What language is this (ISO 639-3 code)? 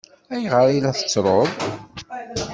kab